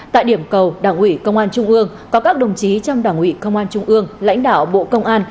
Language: Vietnamese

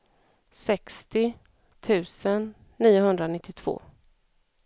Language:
Swedish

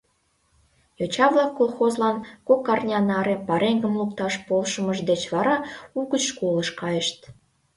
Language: Mari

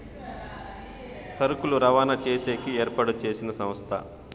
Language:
Telugu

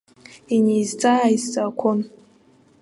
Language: Abkhazian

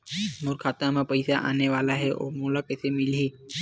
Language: Chhattisgarhi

